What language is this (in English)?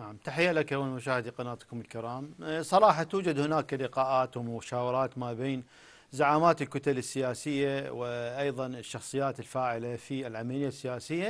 Arabic